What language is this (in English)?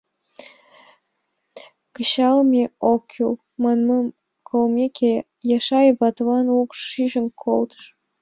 Mari